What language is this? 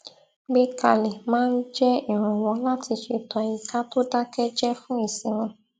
Yoruba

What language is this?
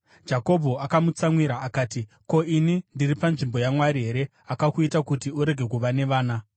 Shona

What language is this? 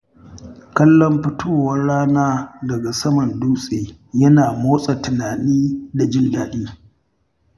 Hausa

